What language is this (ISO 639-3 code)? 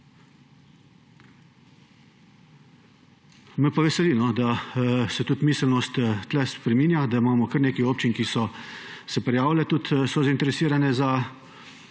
slv